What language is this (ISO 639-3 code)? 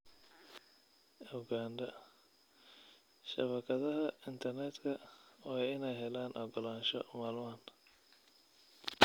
som